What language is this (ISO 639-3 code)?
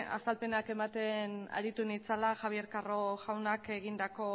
eus